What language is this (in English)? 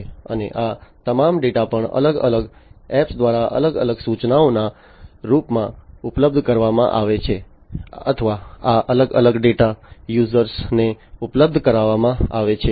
Gujarati